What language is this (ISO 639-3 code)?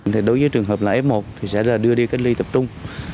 vie